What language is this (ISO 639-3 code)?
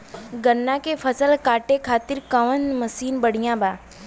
bho